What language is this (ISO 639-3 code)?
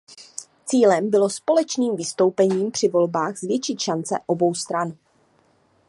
ces